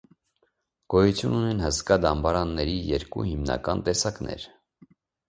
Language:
Armenian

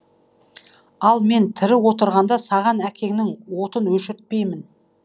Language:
Kazakh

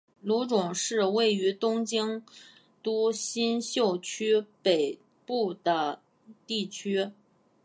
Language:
Chinese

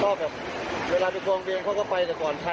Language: Thai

